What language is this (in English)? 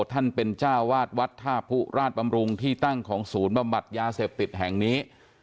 Thai